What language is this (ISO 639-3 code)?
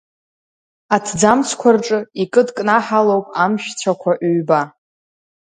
abk